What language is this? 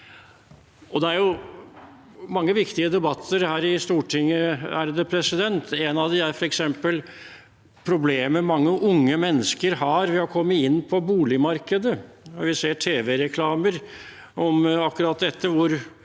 Norwegian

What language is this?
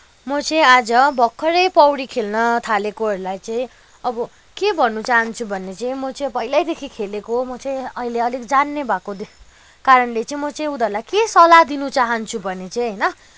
Nepali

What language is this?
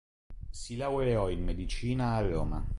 Italian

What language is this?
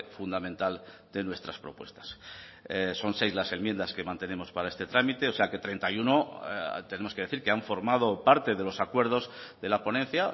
Spanish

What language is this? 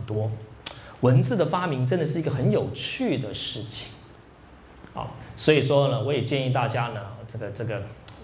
Chinese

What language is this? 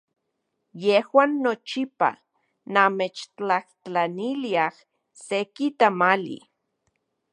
Central Puebla Nahuatl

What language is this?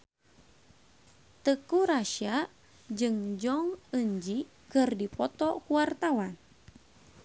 Sundanese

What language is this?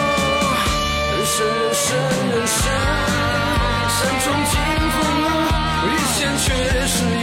Chinese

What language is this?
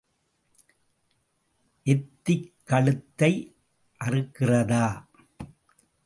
Tamil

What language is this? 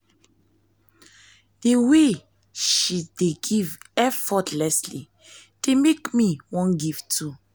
Nigerian Pidgin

